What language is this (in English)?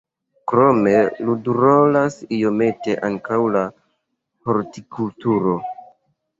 Esperanto